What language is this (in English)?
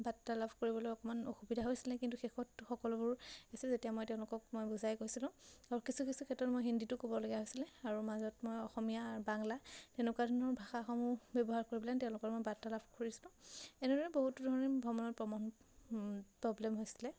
Assamese